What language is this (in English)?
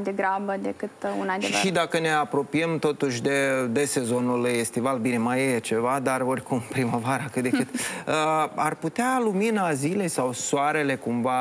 Romanian